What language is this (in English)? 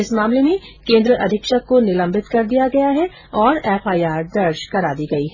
Hindi